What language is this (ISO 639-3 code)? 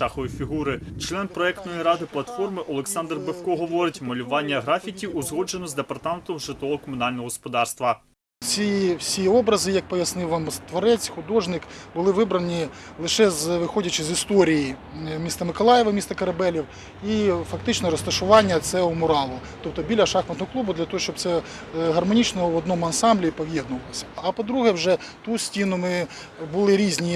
ukr